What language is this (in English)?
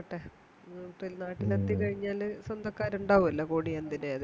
Malayalam